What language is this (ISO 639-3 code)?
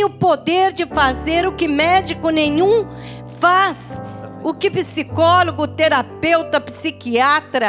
por